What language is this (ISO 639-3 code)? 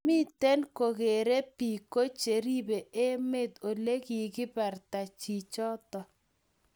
kln